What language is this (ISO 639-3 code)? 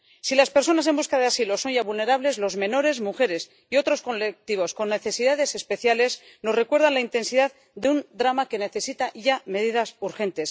spa